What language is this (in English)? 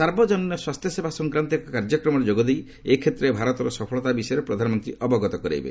Odia